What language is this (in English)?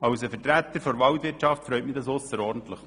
Swiss German